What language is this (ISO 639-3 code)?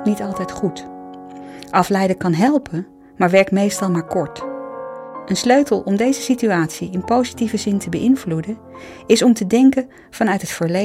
nld